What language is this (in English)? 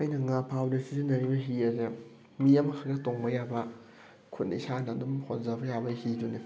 Manipuri